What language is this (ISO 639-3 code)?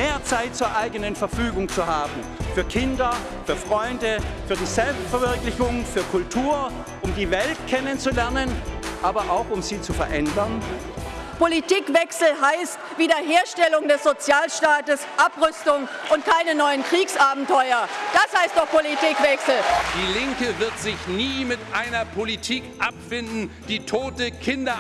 deu